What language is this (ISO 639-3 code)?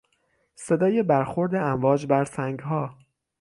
fas